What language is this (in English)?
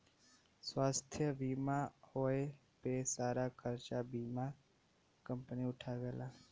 Bhojpuri